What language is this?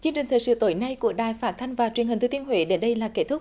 Vietnamese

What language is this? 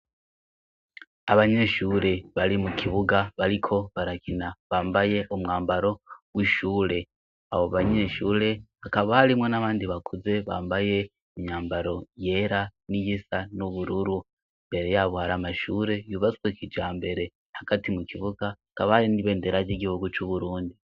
Rundi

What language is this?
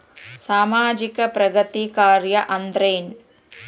Kannada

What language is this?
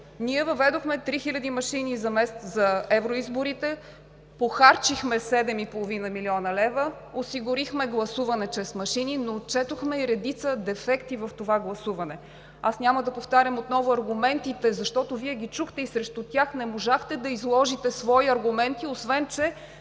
Bulgarian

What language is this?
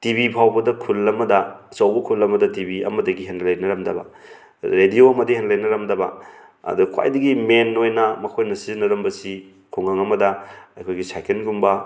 Manipuri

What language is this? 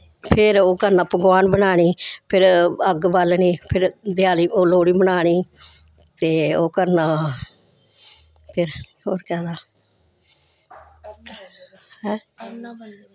Dogri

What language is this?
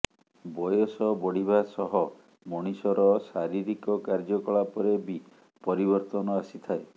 Odia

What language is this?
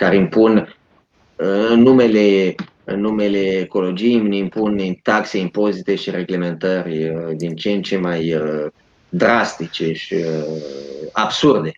Romanian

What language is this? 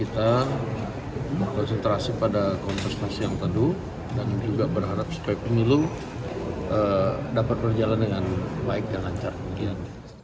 Indonesian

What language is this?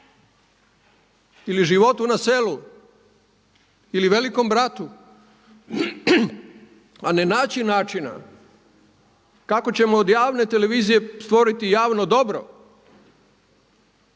Croatian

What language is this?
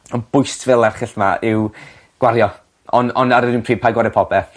Welsh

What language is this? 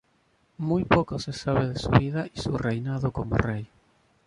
Spanish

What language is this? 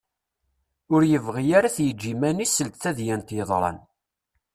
Kabyle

